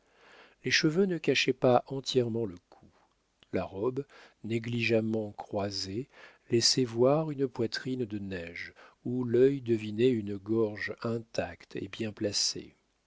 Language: French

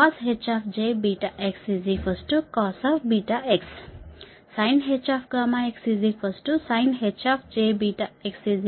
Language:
Telugu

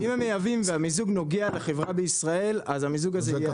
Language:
Hebrew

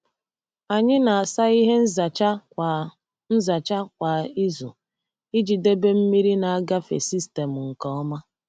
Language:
Igbo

